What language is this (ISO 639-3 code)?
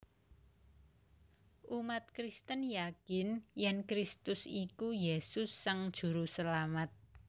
jav